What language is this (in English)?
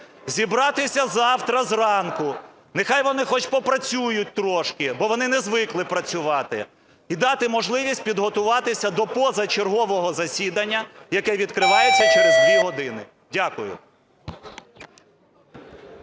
Ukrainian